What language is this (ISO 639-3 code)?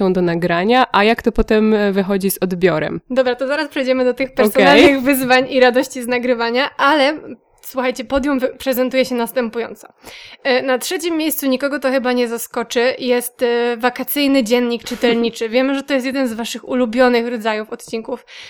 pol